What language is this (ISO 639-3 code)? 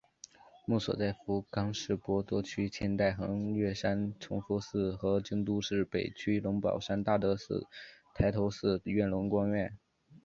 zho